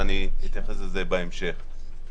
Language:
Hebrew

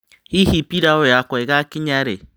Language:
Kikuyu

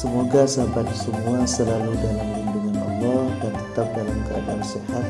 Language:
Indonesian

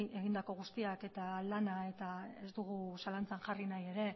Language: Basque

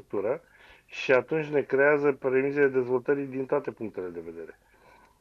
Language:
Romanian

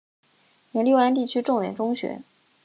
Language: Chinese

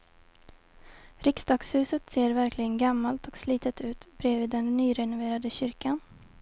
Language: Swedish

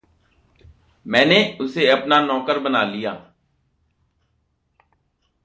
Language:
Hindi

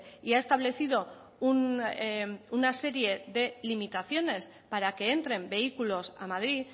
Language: Spanish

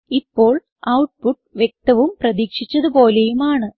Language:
Malayalam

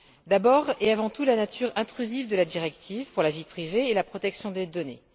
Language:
French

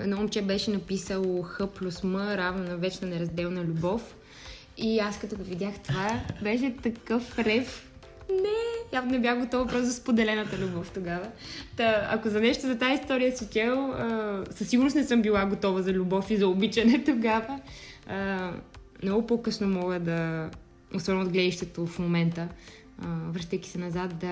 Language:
Bulgarian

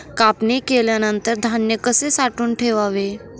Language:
Marathi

